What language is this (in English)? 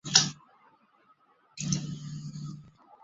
Chinese